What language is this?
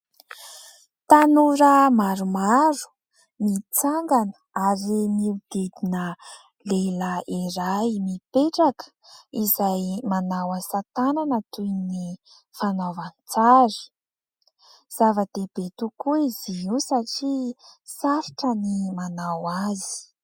Malagasy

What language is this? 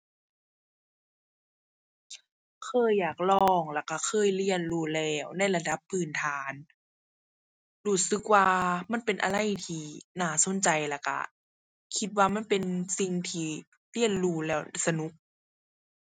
Thai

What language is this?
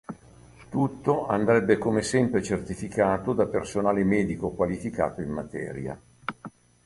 Italian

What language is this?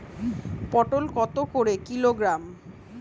Bangla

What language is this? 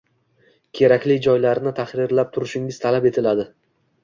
Uzbek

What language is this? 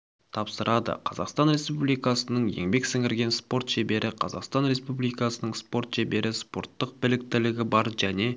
Kazakh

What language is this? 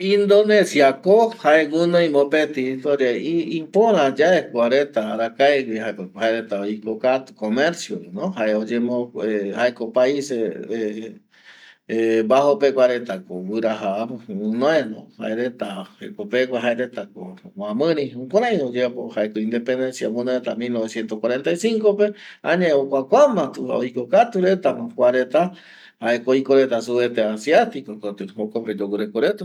Eastern Bolivian Guaraní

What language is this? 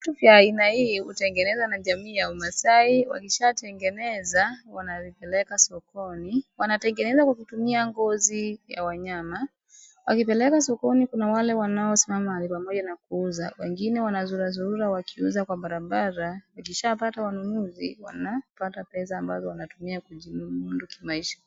Swahili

